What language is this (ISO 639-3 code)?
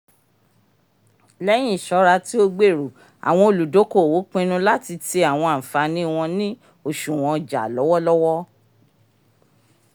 yor